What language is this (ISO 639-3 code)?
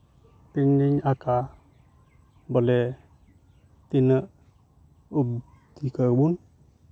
sat